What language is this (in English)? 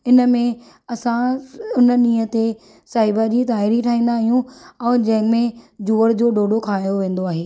Sindhi